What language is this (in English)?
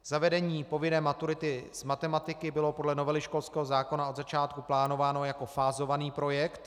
Czech